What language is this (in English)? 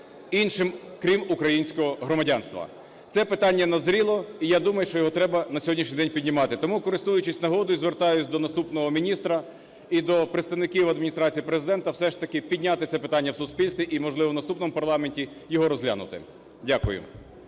Ukrainian